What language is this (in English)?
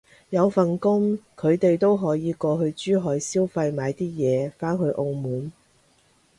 Cantonese